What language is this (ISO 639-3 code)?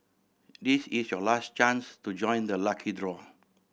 eng